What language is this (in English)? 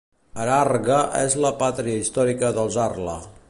Catalan